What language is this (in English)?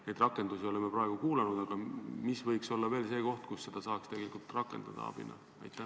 Estonian